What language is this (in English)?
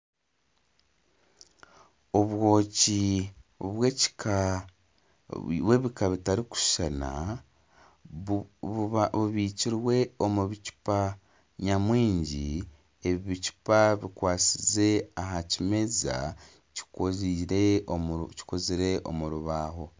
Nyankole